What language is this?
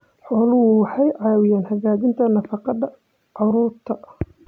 Somali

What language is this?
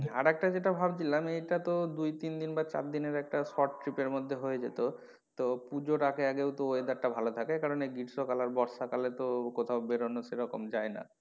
Bangla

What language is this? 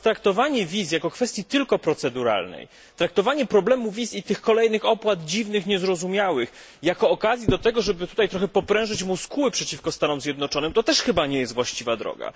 Polish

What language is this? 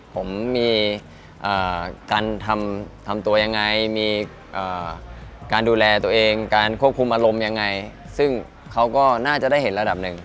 Thai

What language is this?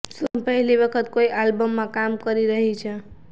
Gujarati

